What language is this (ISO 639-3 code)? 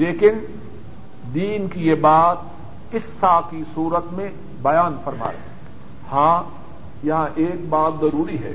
urd